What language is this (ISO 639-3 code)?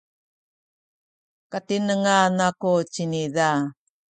szy